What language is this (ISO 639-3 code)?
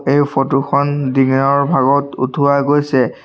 asm